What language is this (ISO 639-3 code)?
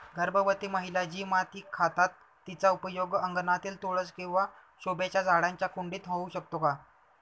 mar